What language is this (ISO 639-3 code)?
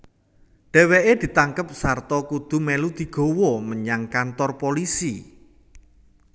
jav